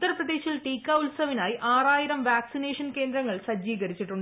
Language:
Malayalam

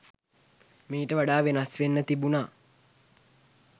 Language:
Sinhala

